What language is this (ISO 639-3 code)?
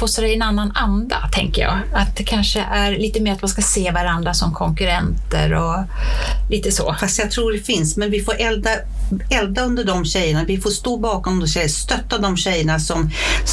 swe